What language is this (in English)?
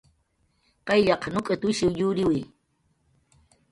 Jaqaru